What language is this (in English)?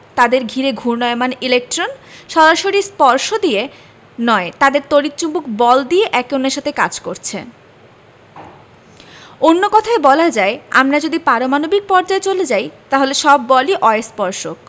Bangla